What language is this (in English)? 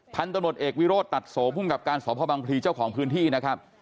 Thai